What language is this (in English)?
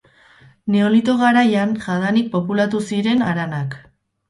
Basque